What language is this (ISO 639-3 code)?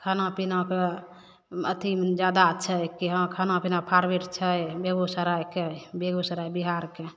mai